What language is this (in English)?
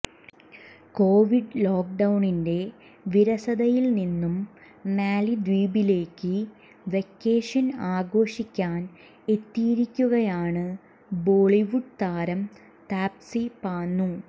Malayalam